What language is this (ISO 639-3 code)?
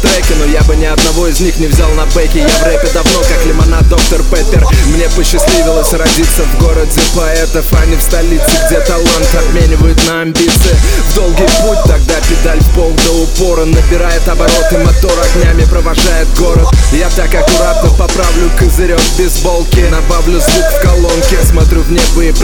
rus